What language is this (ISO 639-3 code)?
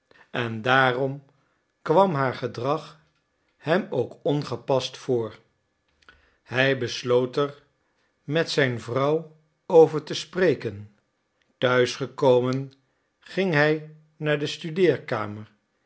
nld